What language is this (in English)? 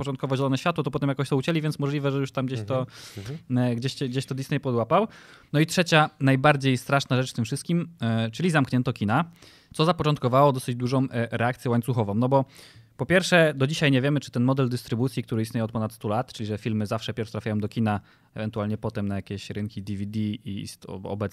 Polish